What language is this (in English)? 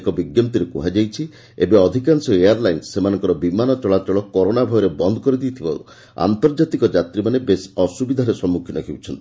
Odia